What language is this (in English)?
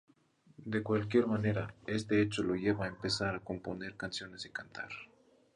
Spanish